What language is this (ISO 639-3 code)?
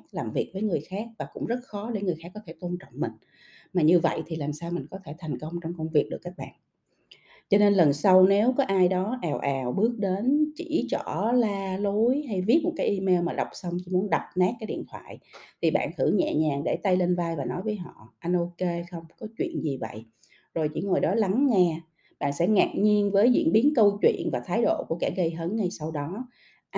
vie